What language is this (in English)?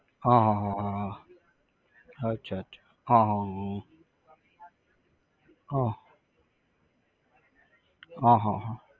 Gujarati